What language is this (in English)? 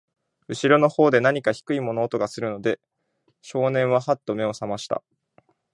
Japanese